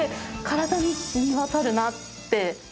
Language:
Japanese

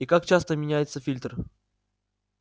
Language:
Russian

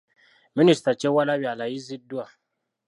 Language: Ganda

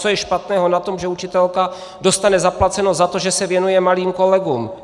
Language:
Czech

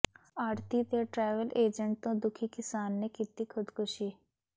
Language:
Punjabi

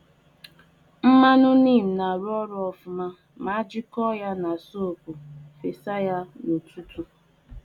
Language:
Igbo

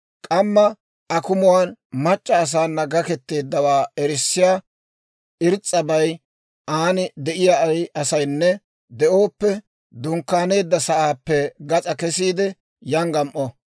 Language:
Dawro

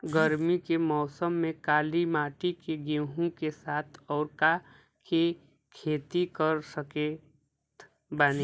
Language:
Bhojpuri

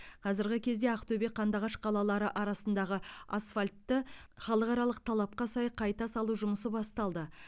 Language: Kazakh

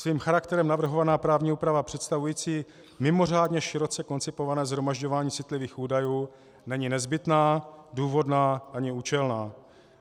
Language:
Czech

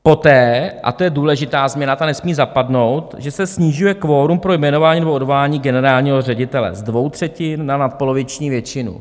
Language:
Czech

